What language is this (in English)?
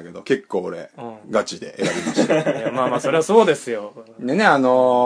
Japanese